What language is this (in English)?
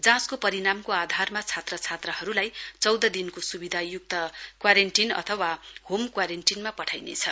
Nepali